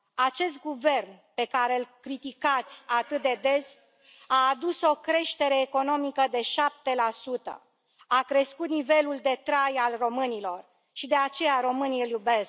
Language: Romanian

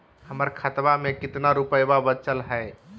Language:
Magahi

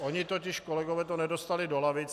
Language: Czech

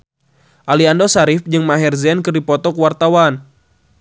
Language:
Sundanese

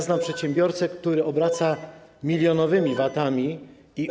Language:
Polish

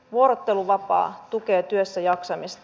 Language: Finnish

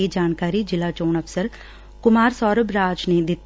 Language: Punjabi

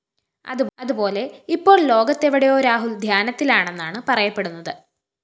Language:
Malayalam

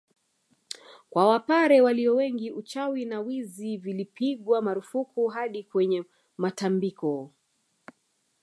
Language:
Swahili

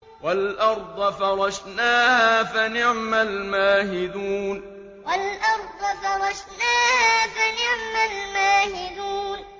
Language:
Arabic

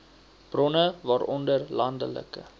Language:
Afrikaans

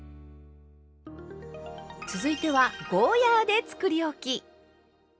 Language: Japanese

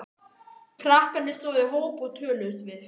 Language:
Icelandic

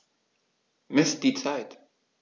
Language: German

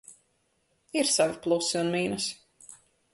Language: Latvian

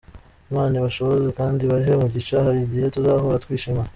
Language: Kinyarwanda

